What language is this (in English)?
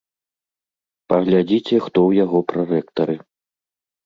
Belarusian